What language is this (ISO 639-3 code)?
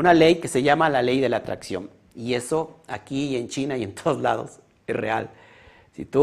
spa